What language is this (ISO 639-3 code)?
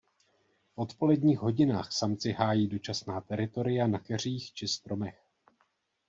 ces